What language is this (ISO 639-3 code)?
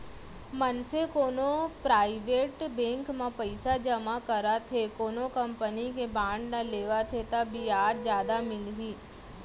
hne